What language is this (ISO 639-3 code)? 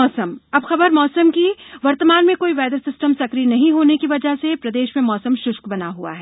hin